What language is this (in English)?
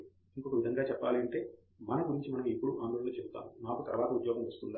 Telugu